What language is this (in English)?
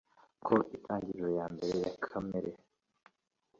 Kinyarwanda